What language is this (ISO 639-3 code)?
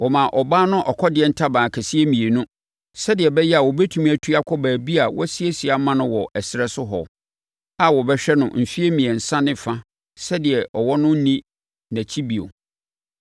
aka